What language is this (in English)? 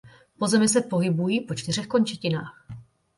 Czech